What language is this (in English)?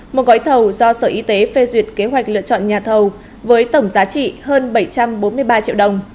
Vietnamese